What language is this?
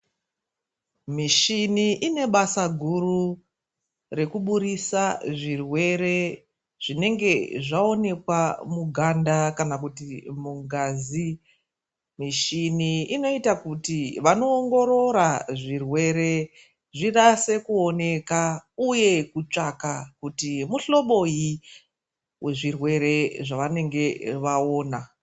Ndau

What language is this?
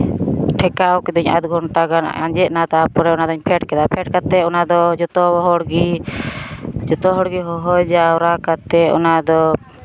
Santali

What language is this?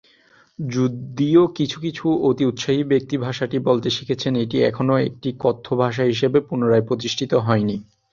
Bangla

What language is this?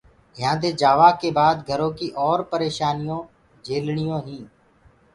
Gurgula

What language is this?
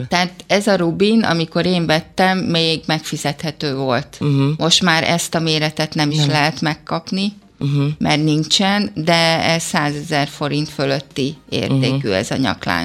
Hungarian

